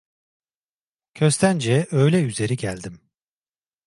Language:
Turkish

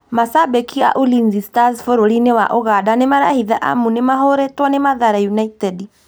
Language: Kikuyu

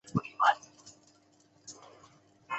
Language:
Chinese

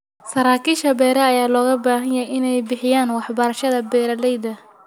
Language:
Somali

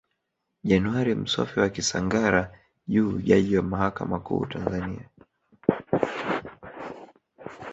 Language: Swahili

